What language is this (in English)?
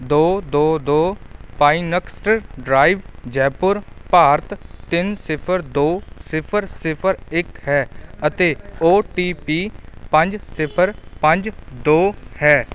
Punjabi